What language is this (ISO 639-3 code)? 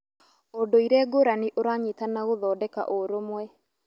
kik